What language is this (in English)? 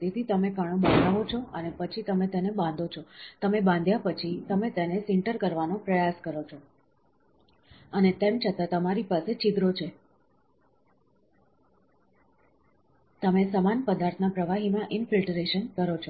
Gujarati